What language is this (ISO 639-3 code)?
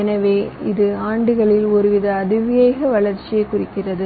tam